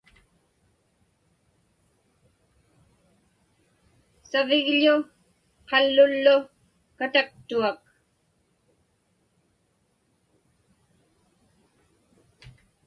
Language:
Inupiaq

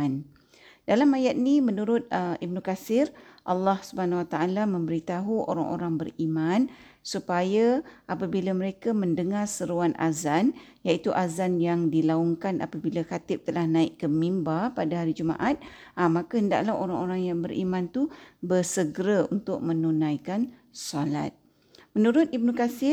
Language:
Malay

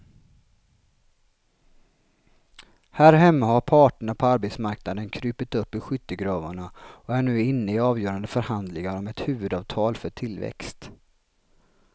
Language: Swedish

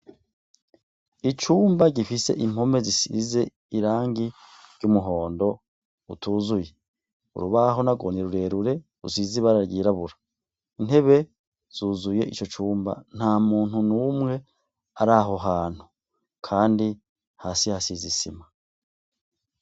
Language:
Rundi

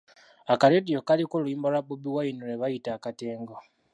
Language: Ganda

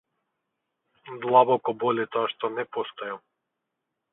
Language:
Macedonian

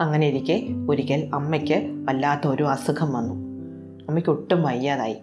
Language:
Malayalam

